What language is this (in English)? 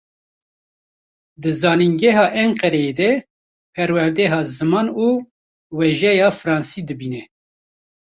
Kurdish